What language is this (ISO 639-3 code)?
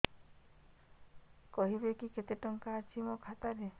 ori